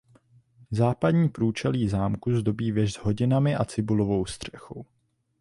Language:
Czech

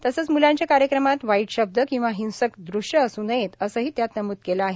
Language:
Marathi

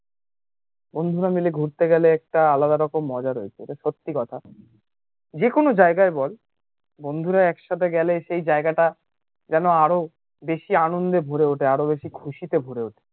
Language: Bangla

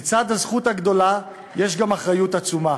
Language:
Hebrew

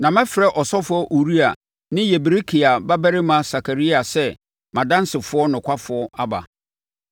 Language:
Akan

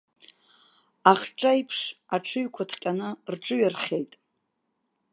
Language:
Abkhazian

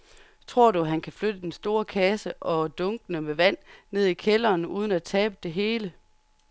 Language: Danish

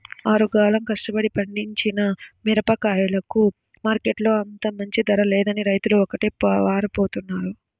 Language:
Telugu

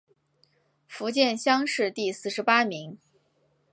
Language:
Chinese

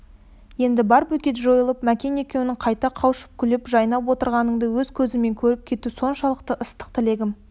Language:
Kazakh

